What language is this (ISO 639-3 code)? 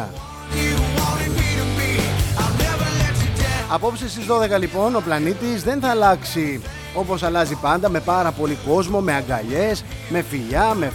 ell